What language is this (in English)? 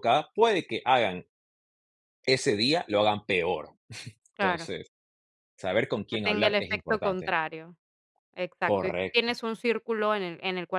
Spanish